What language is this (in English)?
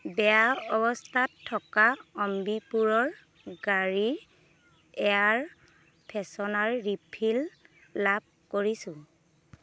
Assamese